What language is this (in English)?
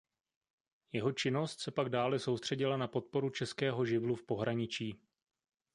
Czech